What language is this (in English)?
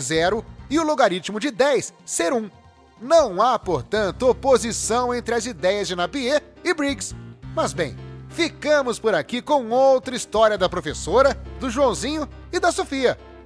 Portuguese